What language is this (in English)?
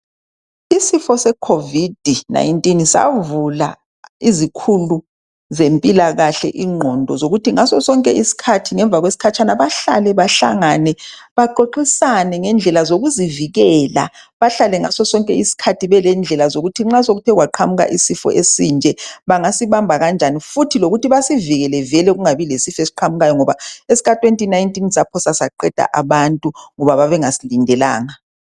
North Ndebele